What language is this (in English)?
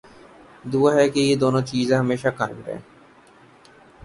Urdu